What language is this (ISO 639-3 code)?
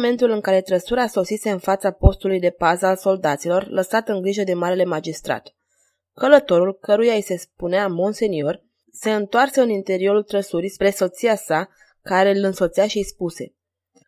ron